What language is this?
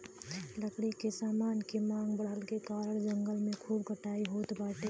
Bhojpuri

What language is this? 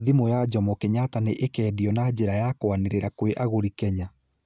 Kikuyu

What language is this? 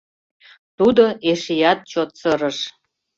Mari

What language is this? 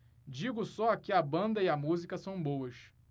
Portuguese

